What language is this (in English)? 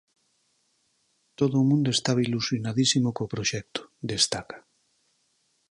Galician